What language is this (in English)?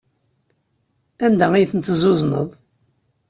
Kabyle